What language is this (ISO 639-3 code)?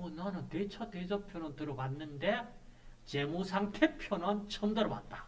kor